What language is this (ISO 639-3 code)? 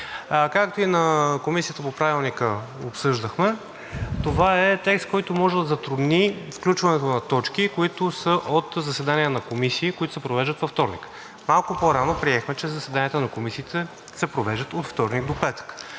bul